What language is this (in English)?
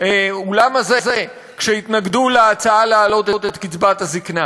Hebrew